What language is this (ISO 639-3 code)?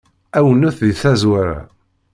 kab